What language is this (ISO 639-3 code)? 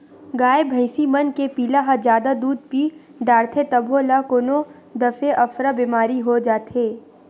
hne